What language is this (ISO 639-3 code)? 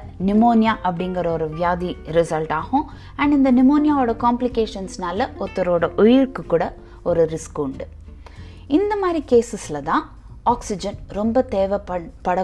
tam